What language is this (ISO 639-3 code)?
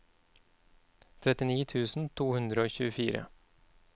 nor